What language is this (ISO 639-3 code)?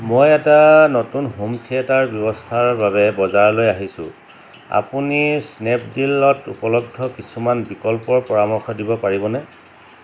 asm